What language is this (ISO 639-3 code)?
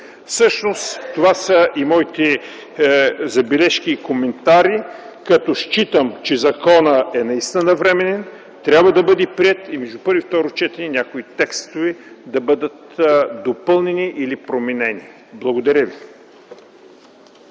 bul